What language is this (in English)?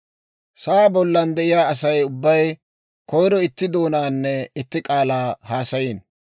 Dawro